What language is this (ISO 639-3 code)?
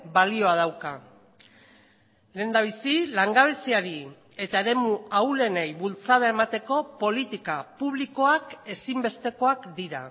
eus